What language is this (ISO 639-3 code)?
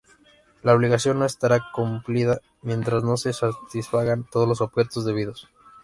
spa